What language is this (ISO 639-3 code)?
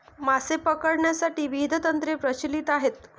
mar